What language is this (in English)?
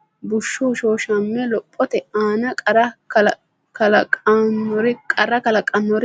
Sidamo